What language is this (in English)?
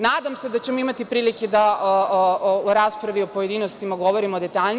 Serbian